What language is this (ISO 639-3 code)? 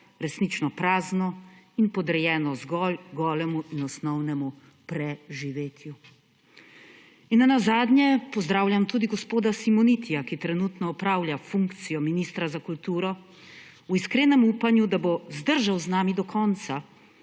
slv